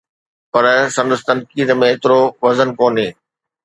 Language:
Sindhi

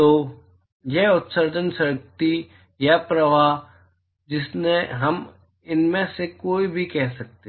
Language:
Hindi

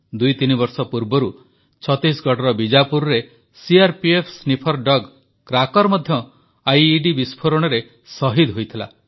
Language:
Odia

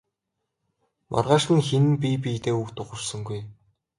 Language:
Mongolian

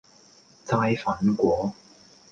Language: Cantonese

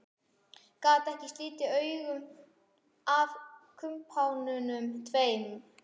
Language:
Icelandic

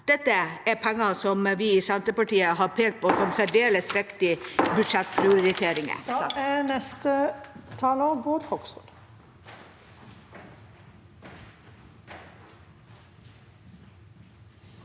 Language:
Norwegian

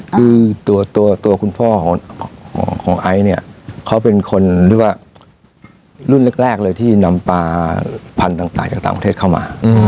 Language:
Thai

